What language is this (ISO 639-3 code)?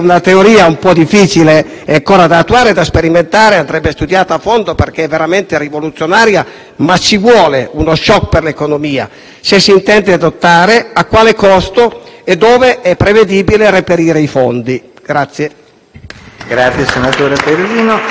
ita